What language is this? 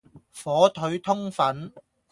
Cantonese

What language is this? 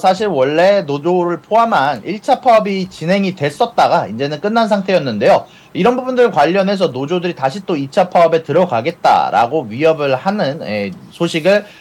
Korean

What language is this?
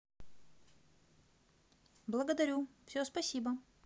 Russian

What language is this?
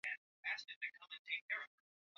Swahili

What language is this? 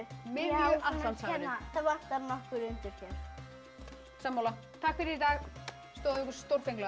Icelandic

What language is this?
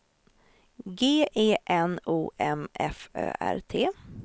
Swedish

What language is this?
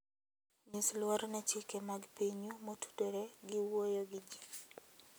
Luo (Kenya and Tanzania)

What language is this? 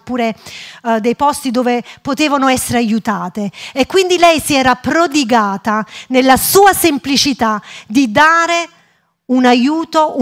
Italian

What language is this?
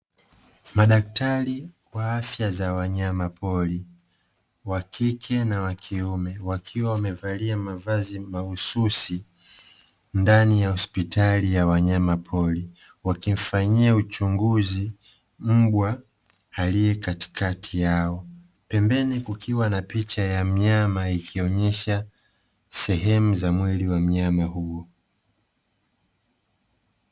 Swahili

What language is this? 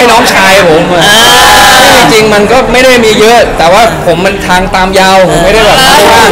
Thai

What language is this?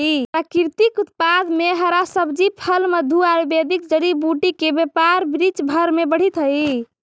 Magahi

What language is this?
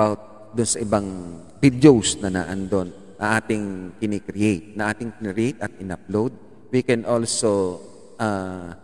Filipino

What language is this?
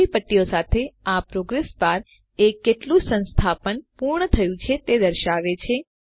Gujarati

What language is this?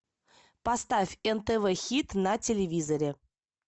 Russian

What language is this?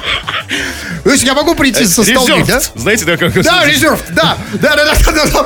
Russian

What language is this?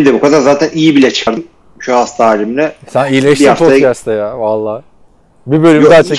Turkish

